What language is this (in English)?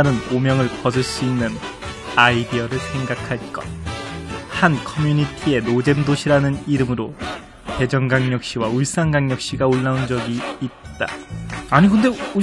Korean